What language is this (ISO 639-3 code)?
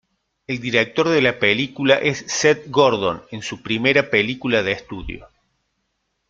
spa